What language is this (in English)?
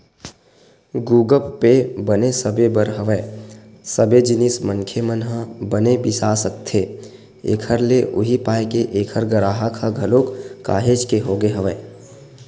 Chhattisgarhi